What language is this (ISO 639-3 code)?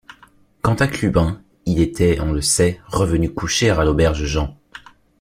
fra